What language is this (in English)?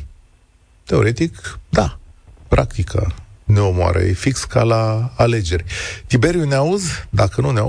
Romanian